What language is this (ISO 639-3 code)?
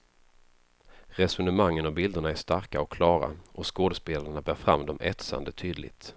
swe